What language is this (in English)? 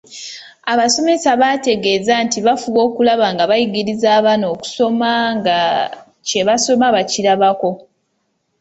Ganda